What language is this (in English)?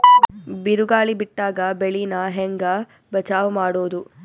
Kannada